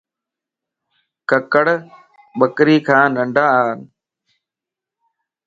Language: Lasi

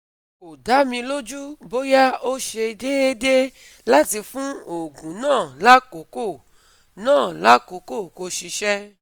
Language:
Yoruba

